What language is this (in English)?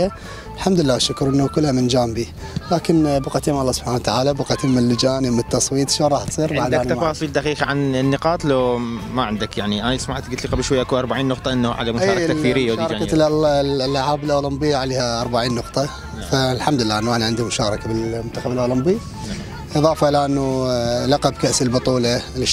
Arabic